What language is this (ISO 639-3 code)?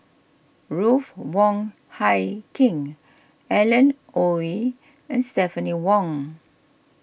eng